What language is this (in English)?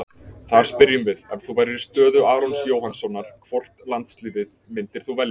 Icelandic